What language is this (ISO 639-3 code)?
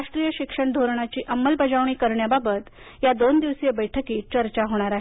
mar